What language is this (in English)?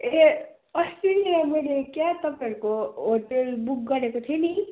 Nepali